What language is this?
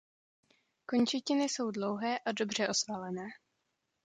Czech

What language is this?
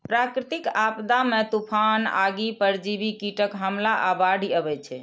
Maithili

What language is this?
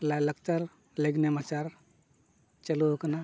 Santali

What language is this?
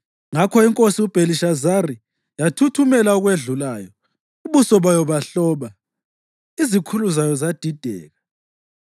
North Ndebele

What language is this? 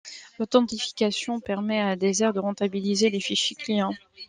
French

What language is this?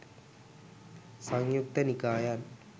Sinhala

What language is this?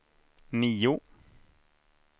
Swedish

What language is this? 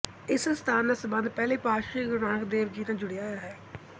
Punjabi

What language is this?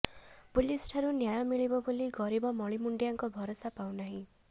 Odia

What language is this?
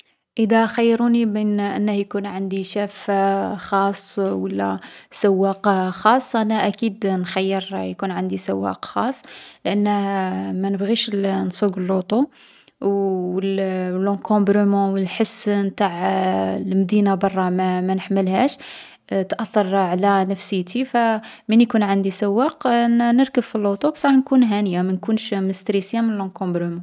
Algerian Arabic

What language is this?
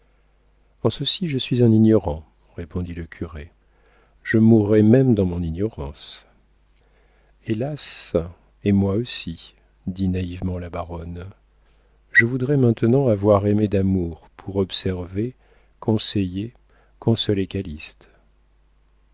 French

